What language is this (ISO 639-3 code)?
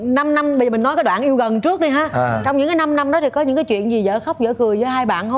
vie